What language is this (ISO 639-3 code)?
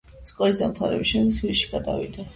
kat